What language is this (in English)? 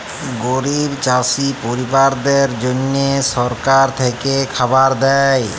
Bangla